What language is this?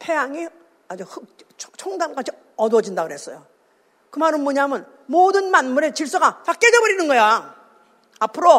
Korean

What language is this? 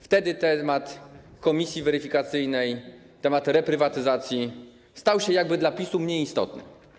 Polish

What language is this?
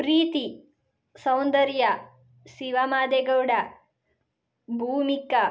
Kannada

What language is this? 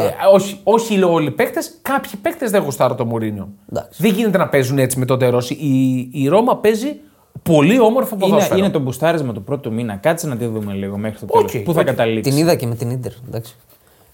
Greek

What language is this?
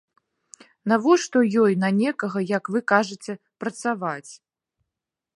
Belarusian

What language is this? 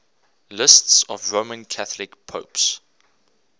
English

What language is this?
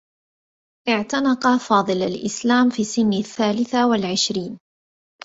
Arabic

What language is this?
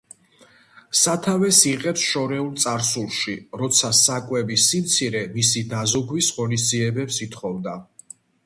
Georgian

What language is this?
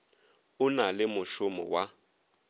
Northern Sotho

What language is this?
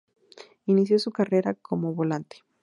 Spanish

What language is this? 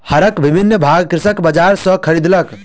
Maithili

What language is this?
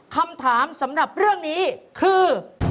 Thai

